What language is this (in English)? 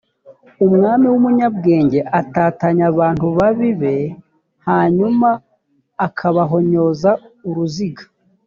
Kinyarwanda